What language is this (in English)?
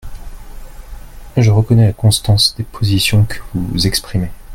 French